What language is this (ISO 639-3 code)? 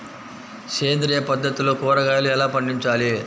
tel